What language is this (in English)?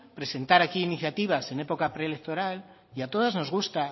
Spanish